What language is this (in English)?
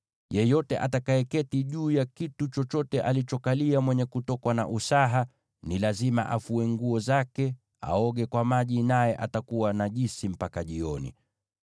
Swahili